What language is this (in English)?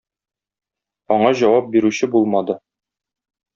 Tatar